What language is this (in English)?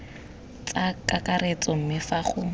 Tswana